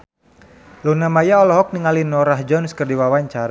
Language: Sundanese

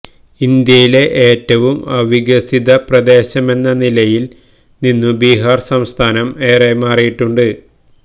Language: Malayalam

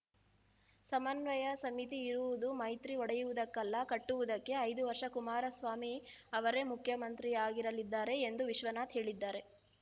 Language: Kannada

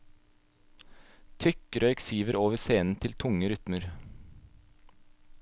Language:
Norwegian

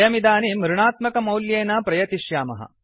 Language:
Sanskrit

